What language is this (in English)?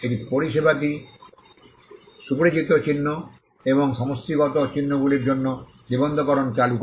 Bangla